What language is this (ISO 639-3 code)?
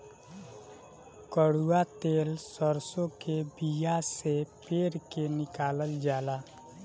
bho